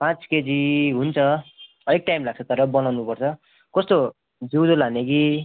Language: Nepali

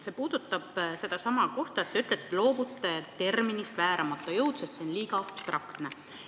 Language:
Estonian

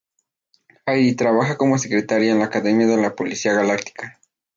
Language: Spanish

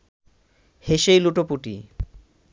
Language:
Bangla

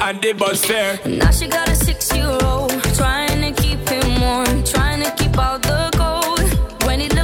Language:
Romanian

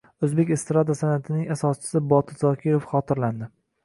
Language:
Uzbek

